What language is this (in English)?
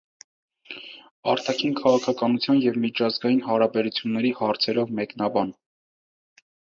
Armenian